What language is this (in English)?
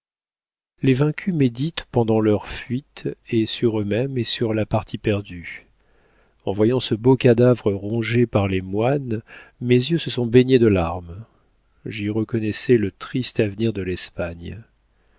French